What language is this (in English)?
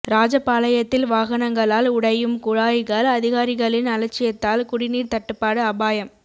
Tamil